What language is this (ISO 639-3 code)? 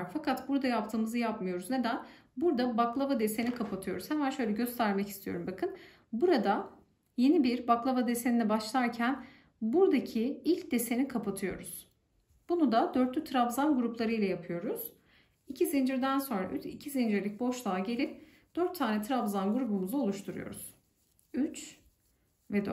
tur